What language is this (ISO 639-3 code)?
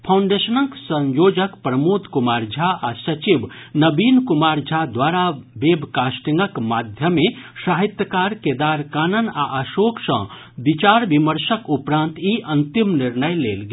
mai